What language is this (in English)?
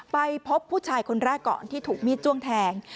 Thai